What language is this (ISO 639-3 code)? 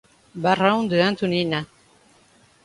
por